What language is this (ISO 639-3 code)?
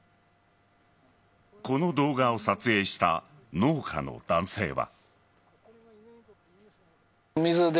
jpn